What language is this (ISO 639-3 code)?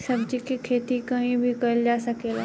bho